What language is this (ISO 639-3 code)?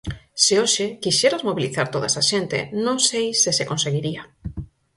glg